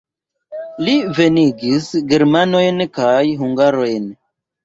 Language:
Esperanto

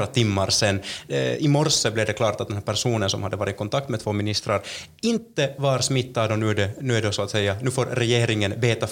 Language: Swedish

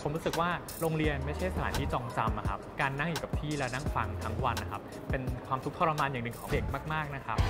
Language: Thai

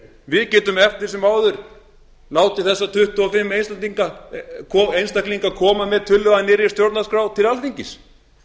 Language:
Icelandic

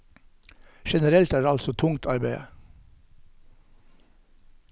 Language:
Norwegian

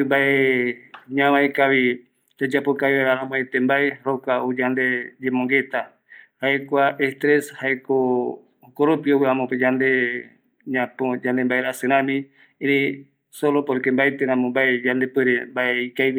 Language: Eastern Bolivian Guaraní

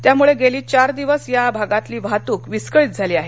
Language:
Marathi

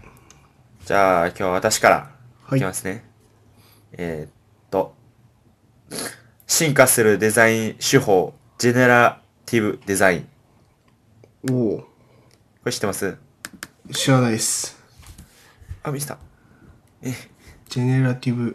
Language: Japanese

